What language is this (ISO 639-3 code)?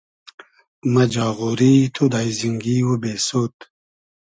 haz